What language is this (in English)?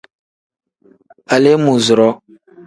Tem